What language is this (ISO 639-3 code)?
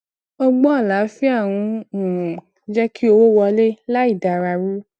yor